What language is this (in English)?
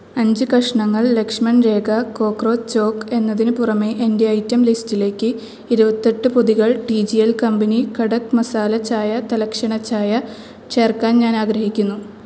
Malayalam